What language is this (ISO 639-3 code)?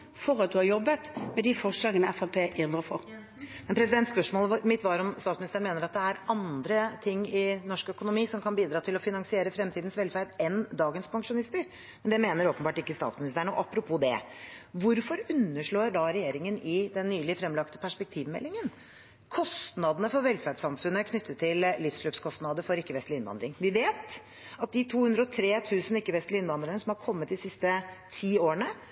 nor